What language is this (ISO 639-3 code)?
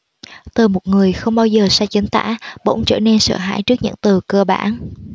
vie